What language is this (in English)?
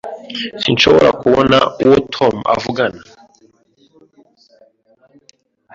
Kinyarwanda